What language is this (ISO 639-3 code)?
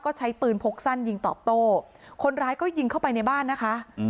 tha